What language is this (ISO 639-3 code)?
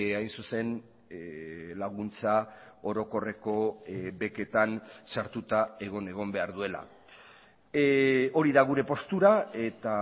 eus